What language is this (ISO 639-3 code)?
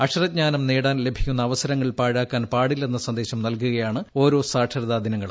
mal